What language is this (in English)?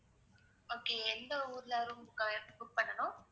Tamil